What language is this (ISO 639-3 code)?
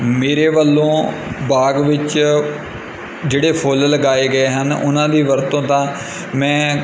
pan